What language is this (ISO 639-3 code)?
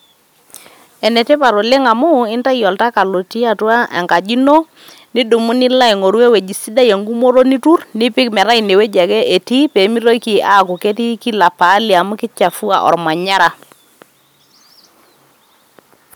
mas